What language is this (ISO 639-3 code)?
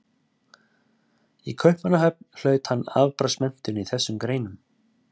isl